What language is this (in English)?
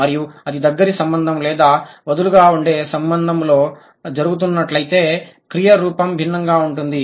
Telugu